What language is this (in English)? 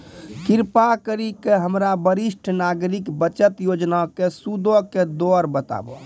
Maithili